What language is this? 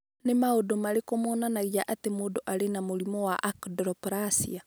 Kikuyu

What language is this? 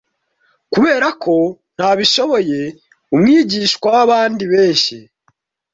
Kinyarwanda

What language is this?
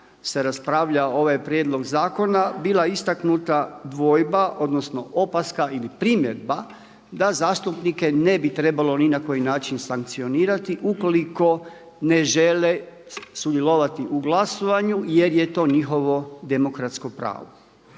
Croatian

